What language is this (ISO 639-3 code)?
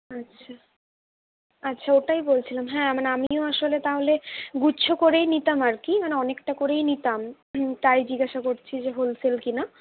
ben